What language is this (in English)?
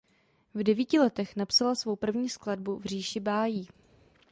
Czech